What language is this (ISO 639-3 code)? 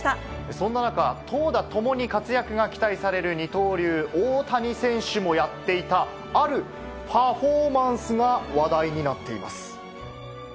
jpn